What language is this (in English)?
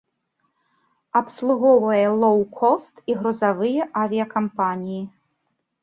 Belarusian